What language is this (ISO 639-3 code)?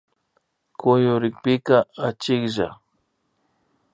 qvi